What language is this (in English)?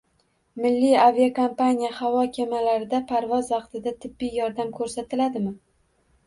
Uzbek